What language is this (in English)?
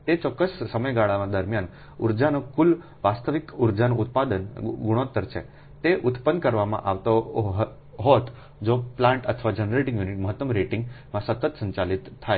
Gujarati